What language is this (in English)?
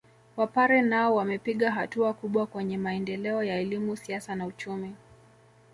Swahili